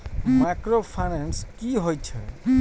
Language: Maithili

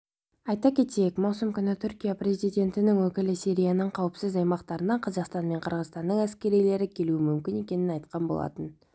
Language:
Kazakh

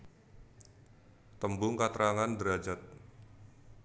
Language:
Javanese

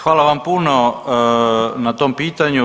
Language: Croatian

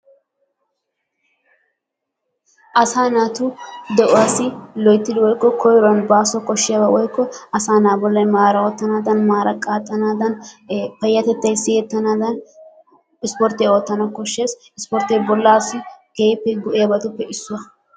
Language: Wolaytta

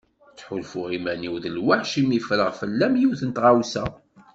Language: Kabyle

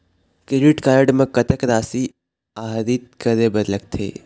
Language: Chhattisgarhi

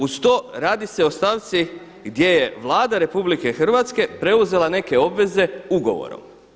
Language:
Croatian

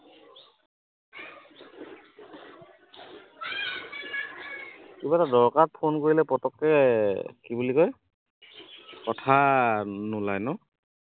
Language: Assamese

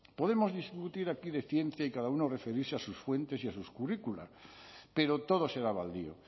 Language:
Spanish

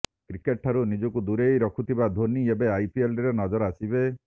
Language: Odia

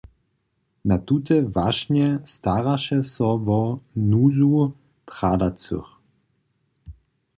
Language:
Upper Sorbian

